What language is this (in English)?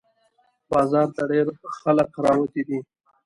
Pashto